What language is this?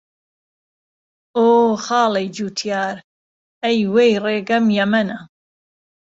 Central Kurdish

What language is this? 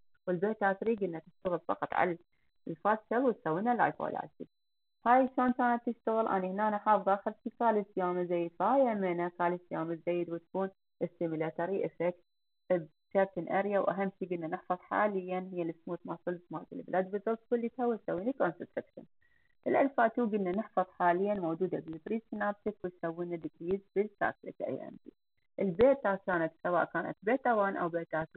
Arabic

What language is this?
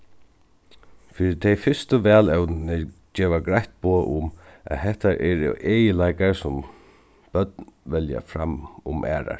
Faroese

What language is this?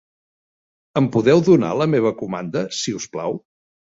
Catalan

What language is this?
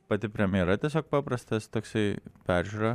Lithuanian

